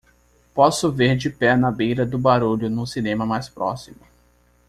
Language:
Portuguese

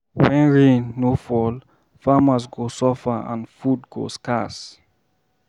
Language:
Nigerian Pidgin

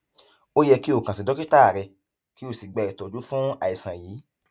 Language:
Yoruba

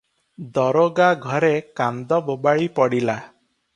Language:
Odia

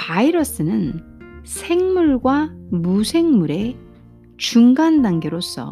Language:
Korean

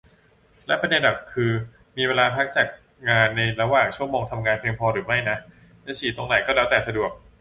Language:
Thai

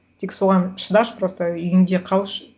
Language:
Kazakh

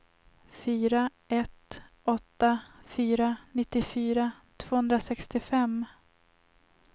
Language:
Swedish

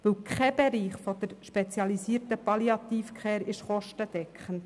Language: Swiss German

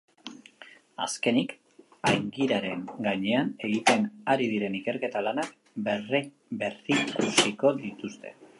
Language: Basque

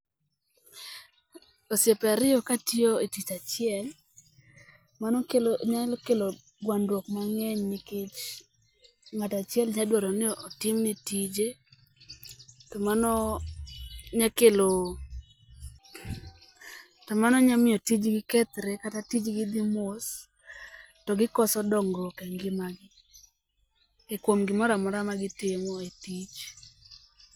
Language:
Luo (Kenya and Tanzania)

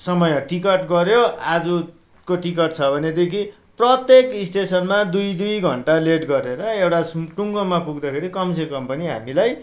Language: Nepali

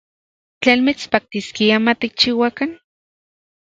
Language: Central Puebla Nahuatl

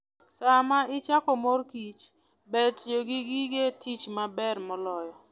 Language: Luo (Kenya and Tanzania)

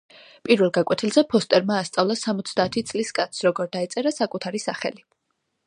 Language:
Georgian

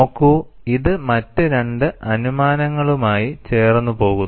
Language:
Malayalam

